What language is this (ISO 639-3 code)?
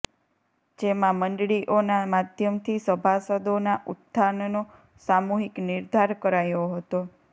guj